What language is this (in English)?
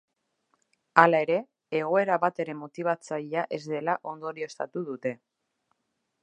Basque